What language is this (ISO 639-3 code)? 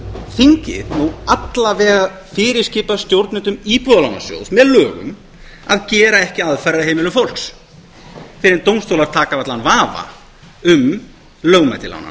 isl